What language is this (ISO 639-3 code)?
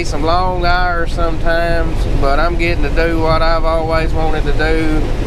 eng